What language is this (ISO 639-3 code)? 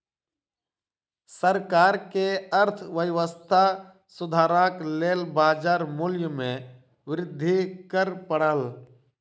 mai